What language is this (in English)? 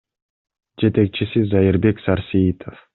Kyrgyz